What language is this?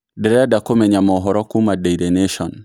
Kikuyu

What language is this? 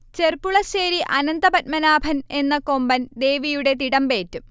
Malayalam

